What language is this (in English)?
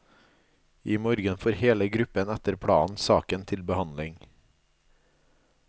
Norwegian